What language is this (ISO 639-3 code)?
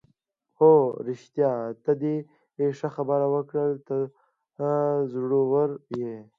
pus